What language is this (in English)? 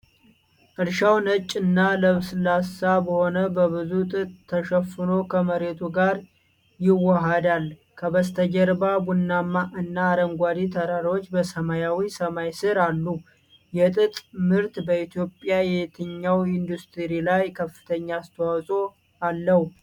Amharic